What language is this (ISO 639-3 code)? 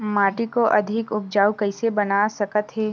hne